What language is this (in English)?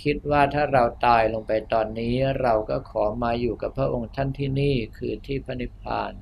Thai